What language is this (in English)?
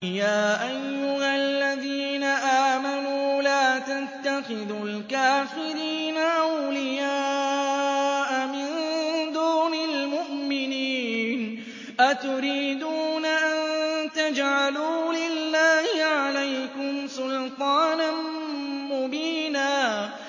Arabic